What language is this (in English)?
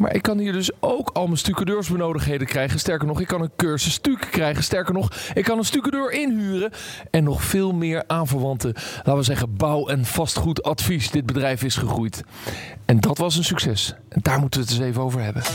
Dutch